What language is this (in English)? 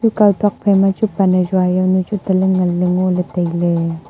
Wancho Naga